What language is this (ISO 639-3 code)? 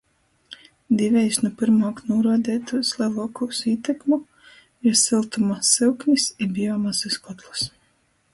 ltg